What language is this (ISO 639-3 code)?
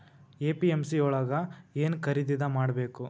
kan